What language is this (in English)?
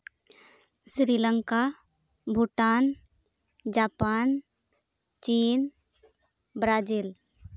Santali